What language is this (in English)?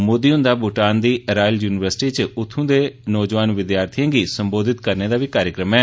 Dogri